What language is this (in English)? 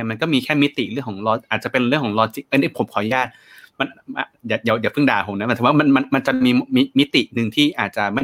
Thai